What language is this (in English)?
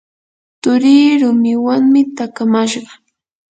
Yanahuanca Pasco Quechua